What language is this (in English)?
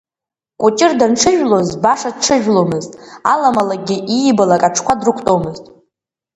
Abkhazian